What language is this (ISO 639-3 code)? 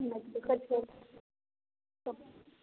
mai